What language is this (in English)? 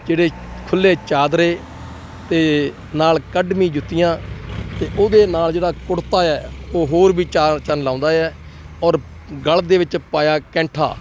Punjabi